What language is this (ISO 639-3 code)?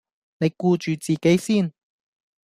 yue